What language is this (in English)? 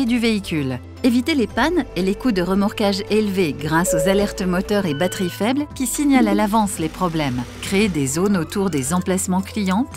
French